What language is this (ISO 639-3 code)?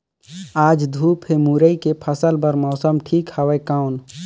hne